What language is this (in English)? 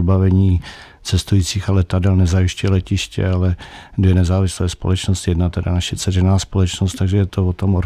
Czech